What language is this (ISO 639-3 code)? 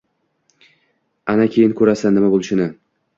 uzb